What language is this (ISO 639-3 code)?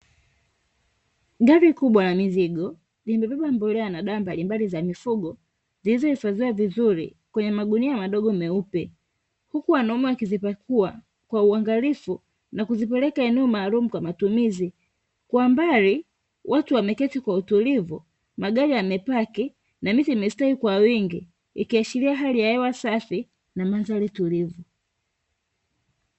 swa